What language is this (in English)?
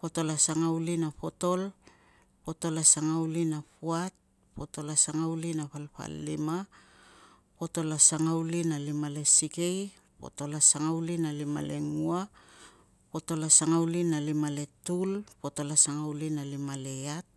Tungag